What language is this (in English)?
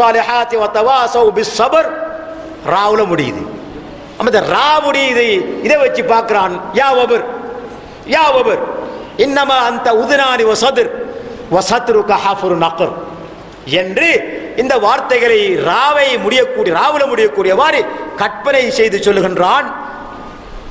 Arabic